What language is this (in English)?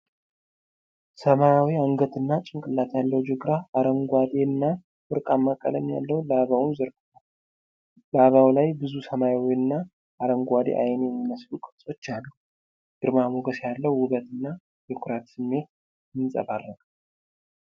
Amharic